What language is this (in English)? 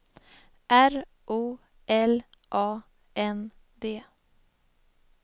Swedish